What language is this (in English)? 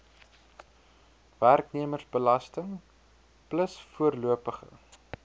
Afrikaans